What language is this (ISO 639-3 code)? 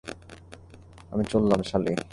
ben